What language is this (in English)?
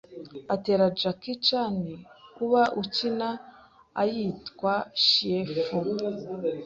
Kinyarwanda